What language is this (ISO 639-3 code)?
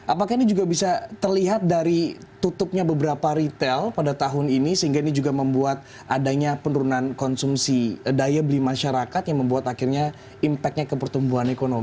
ind